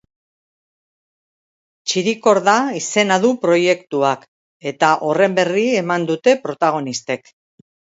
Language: Basque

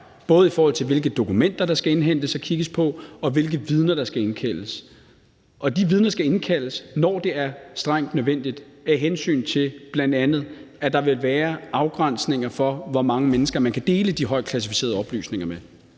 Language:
Danish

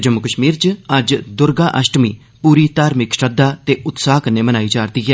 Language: Dogri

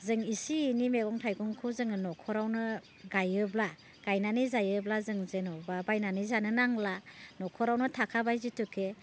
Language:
Bodo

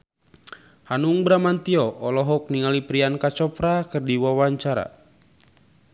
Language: Sundanese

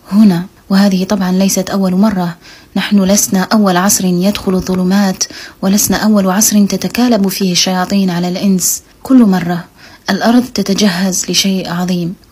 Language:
Arabic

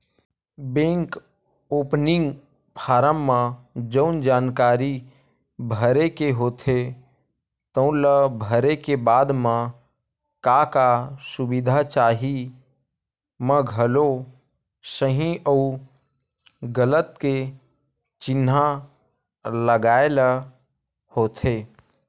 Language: Chhattisgarhi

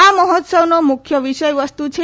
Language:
Gujarati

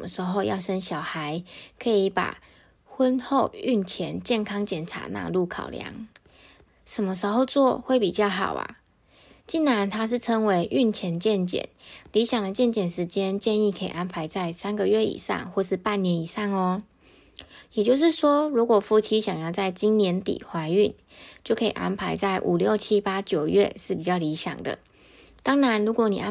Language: Chinese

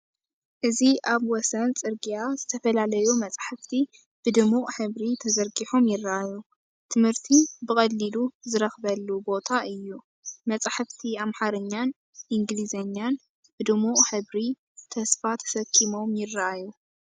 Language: Tigrinya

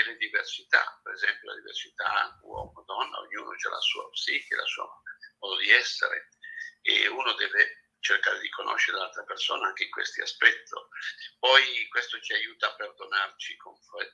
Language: Italian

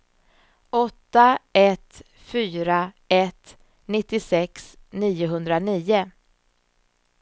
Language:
Swedish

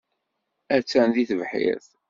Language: Kabyle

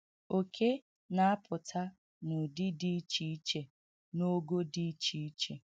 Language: Igbo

